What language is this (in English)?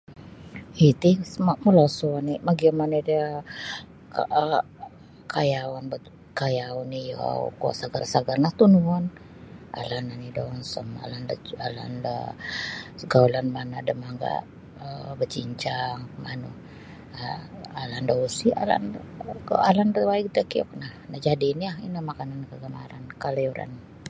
Sabah Bisaya